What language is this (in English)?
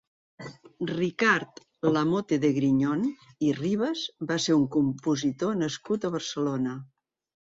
Catalan